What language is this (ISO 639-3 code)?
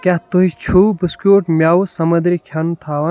kas